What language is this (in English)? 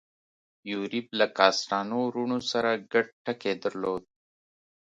Pashto